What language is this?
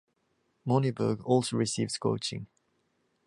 English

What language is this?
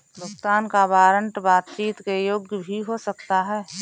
Hindi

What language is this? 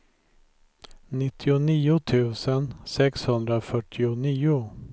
Swedish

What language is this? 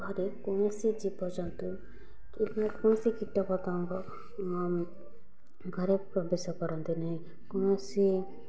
Odia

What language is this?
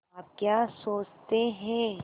Hindi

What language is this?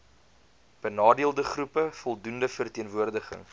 Afrikaans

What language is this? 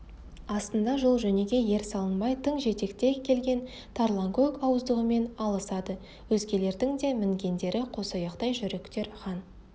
Kazakh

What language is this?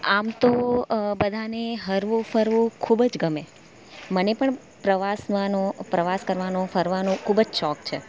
Gujarati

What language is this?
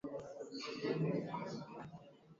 Swahili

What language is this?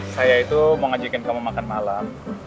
Indonesian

